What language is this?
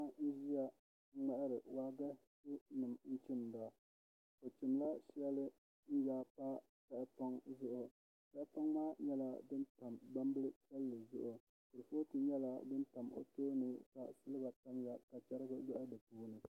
Dagbani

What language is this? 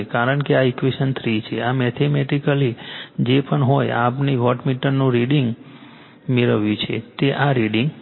Gujarati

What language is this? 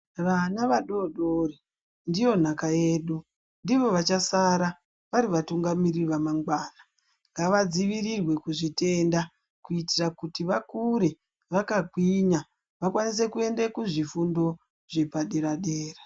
Ndau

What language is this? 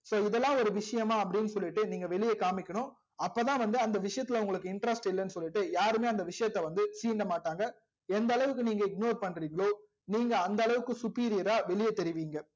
Tamil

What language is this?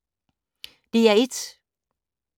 Danish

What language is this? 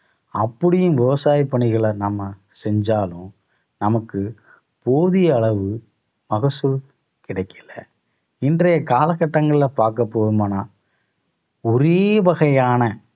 Tamil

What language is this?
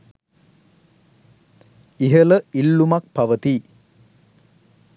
Sinhala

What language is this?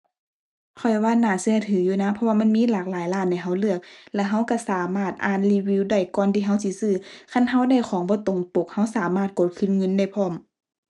Thai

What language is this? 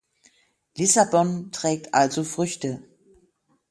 German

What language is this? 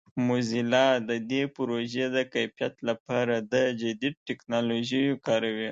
Pashto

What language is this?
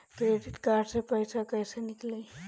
Bhojpuri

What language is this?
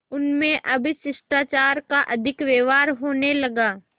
Hindi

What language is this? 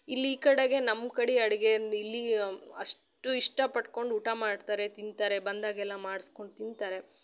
Kannada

